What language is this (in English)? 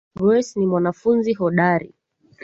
Swahili